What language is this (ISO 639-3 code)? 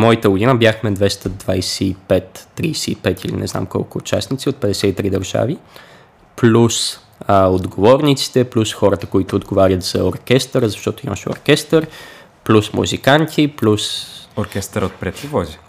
bul